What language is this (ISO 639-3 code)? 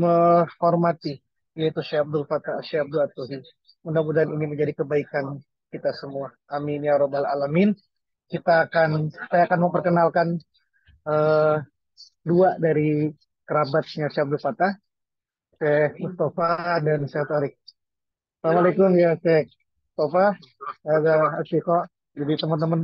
ind